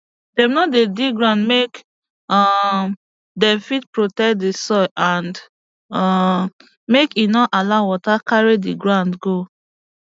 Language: Nigerian Pidgin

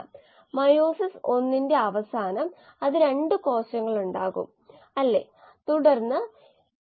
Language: Malayalam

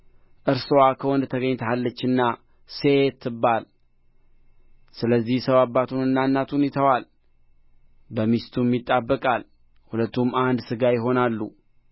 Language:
Amharic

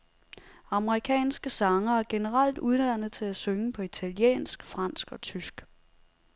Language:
Danish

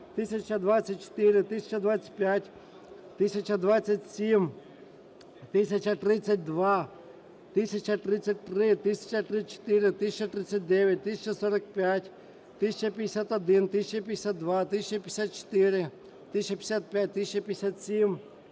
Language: Ukrainian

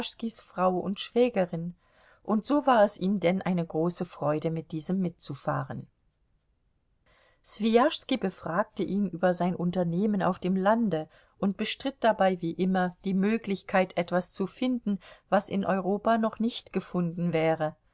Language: German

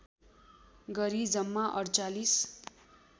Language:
Nepali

